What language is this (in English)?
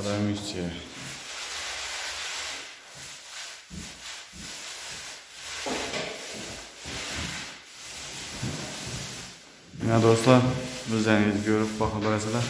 Turkish